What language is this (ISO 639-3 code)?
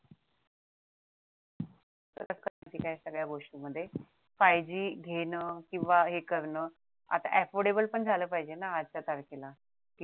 mar